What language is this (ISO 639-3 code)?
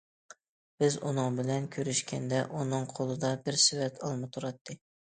uig